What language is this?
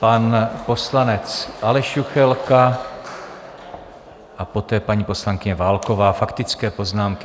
Czech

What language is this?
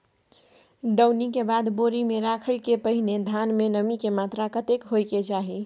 Maithili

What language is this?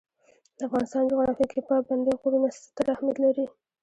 Pashto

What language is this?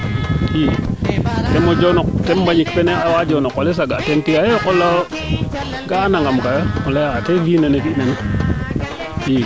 Serer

